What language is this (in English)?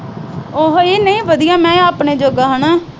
Punjabi